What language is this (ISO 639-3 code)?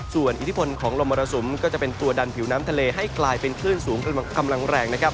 tha